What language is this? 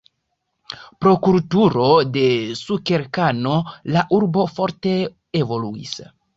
Esperanto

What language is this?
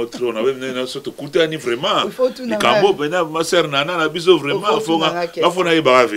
French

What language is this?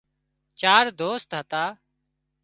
Wadiyara Koli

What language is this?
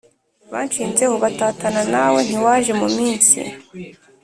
Kinyarwanda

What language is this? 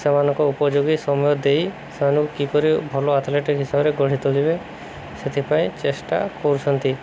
Odia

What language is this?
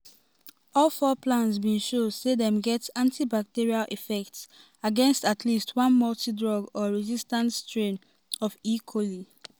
Nigerian Pidgin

